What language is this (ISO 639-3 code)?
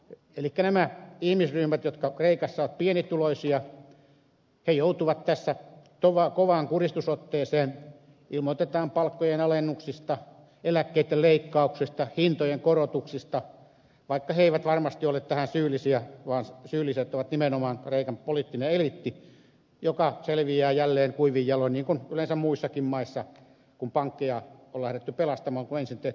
fin